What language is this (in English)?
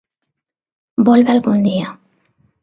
Galician